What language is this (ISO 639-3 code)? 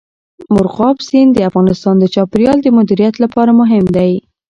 pus